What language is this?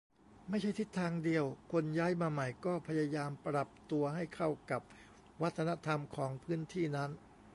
Thai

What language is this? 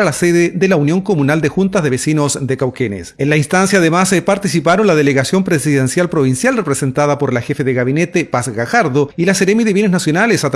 Spanish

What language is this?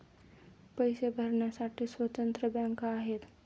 Marathi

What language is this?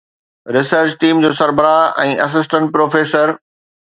Sindhi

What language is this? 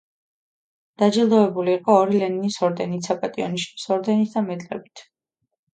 Georgian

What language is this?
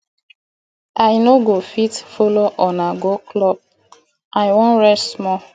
Nigerian Pidgin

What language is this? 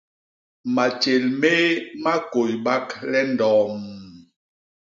Basaa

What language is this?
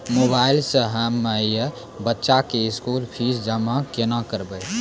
Maithili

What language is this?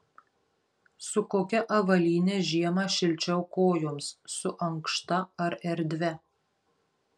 Lithuanian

